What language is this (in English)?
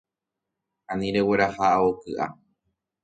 Guarani